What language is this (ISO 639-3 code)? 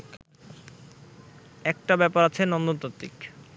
ben